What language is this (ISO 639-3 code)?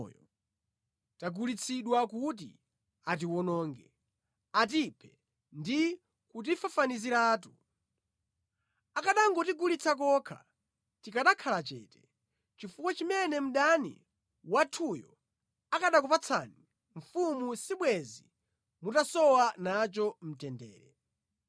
nya